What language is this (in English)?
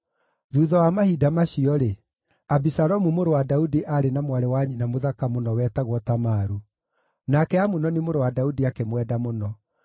Kikuyu